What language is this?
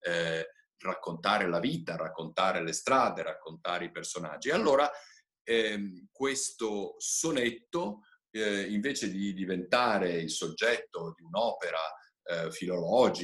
Italian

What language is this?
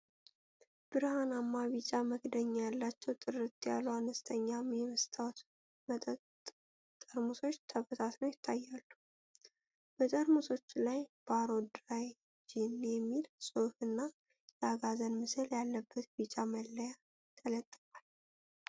Amharic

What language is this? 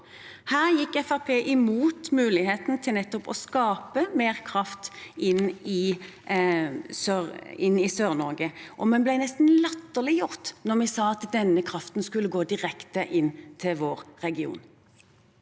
Norwegian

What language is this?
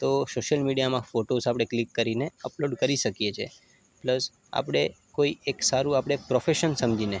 Gujarati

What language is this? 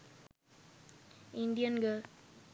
Sinhala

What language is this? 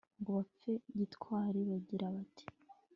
Kinyarwanda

